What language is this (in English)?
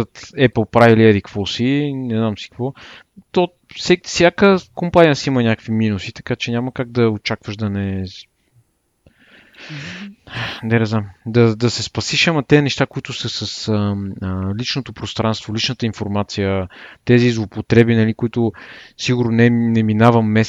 Bulgarian